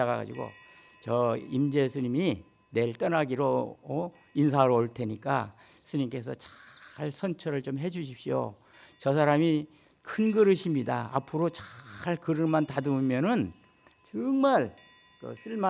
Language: Korean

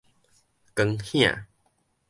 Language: Min Nan Chinese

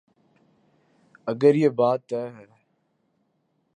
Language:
Urdu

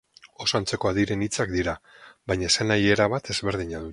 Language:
Basque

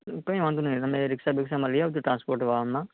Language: Gujarati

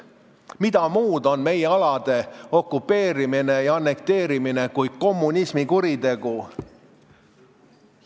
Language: Estonian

